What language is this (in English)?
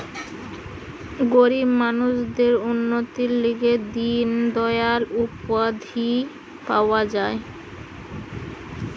Bangla